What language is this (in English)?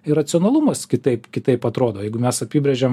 Lithuanian